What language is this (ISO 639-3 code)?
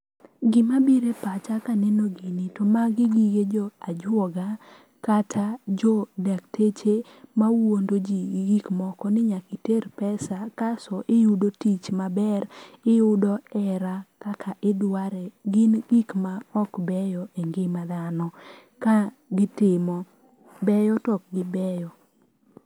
luo